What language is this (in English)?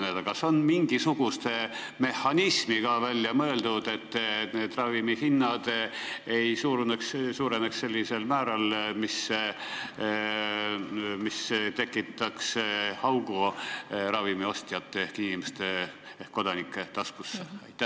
Estonian